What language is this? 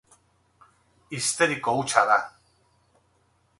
Basque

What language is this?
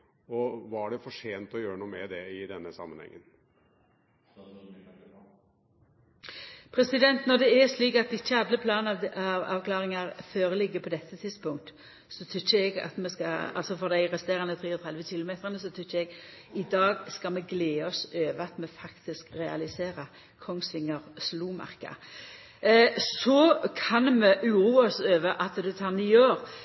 Norwegian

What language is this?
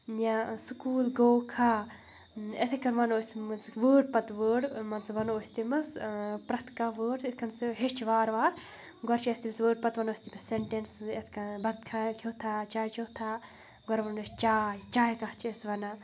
Kashmiri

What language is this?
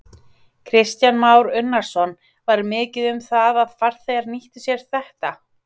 Icelandic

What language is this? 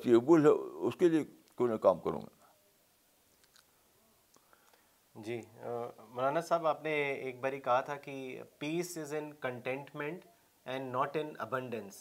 Urdu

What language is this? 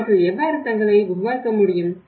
Tamil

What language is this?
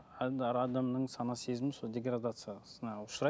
Kazakh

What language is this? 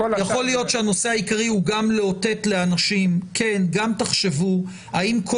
Hebrew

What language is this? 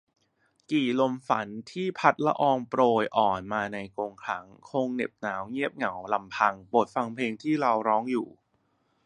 Thai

